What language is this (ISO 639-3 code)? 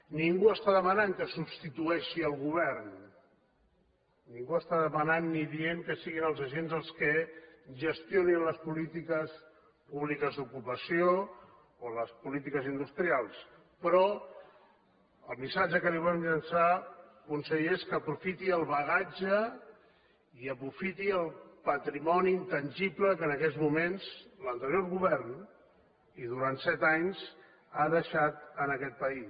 cat